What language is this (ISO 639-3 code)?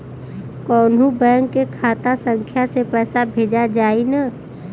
bho